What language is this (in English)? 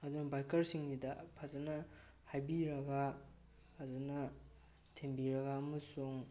Manipuri